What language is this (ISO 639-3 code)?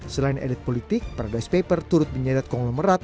ind